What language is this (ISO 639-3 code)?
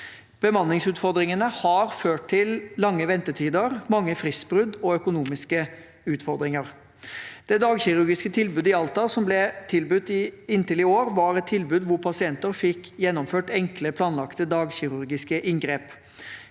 nor